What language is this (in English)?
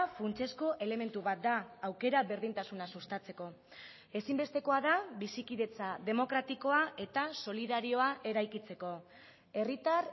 Basque